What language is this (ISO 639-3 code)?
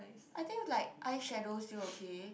eng